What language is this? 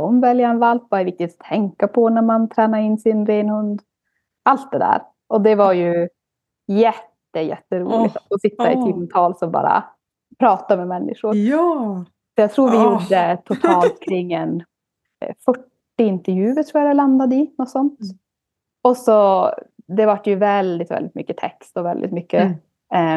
Swedish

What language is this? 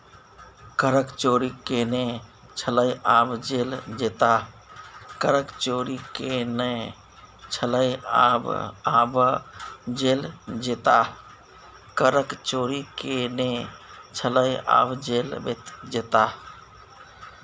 Maithili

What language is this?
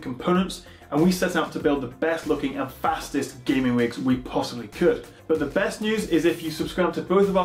English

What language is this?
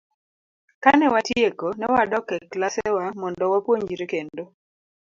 Luo (Kenya and Tanzania)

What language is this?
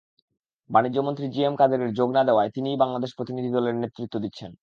Bangla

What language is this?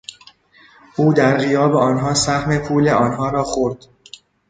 Persian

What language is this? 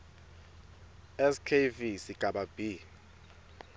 Swati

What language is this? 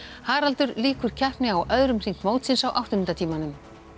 Icelandic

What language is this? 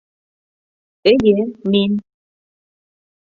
Bashkir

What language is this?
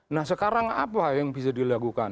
Indonesian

